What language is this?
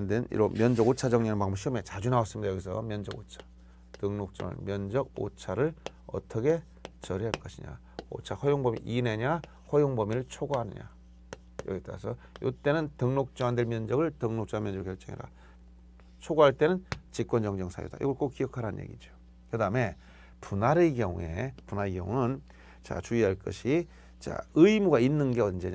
Korean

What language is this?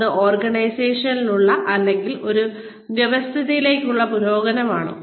Malayalam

